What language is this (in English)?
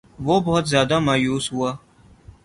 Urdu